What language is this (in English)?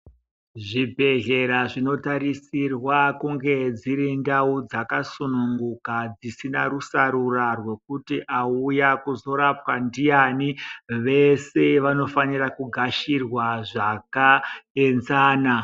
Ndau